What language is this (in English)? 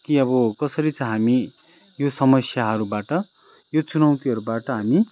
Nepali